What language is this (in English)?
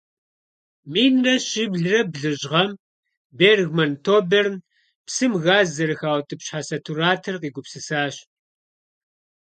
Kabardian